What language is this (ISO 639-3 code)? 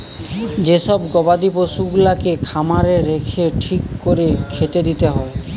ben